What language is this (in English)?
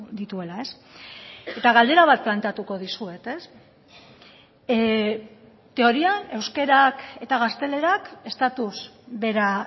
Basque